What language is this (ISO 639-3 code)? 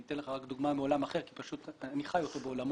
heb